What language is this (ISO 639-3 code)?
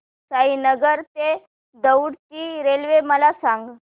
mar